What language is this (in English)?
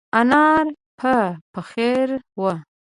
Pashto